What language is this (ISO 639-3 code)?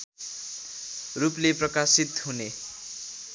nep